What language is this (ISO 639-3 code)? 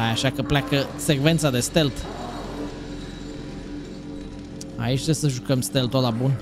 ron